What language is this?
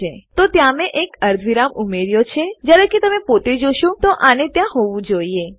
Gujarati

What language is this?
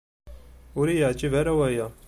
Kabyle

